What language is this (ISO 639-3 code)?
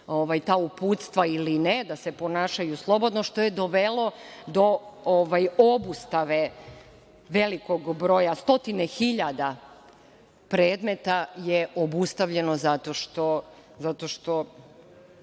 srp